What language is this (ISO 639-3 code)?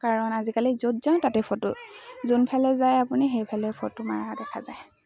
asm